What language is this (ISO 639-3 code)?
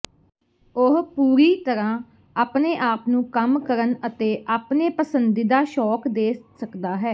pan